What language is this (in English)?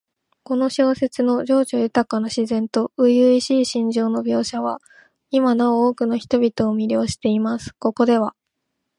Japanese